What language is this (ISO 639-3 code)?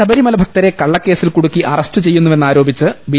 mal